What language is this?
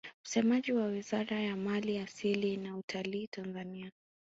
Swahili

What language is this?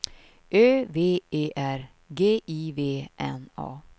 Swedish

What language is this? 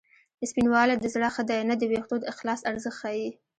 Pashto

